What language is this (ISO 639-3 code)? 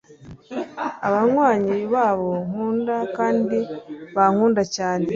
kin